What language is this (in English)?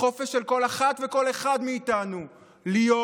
Hebrew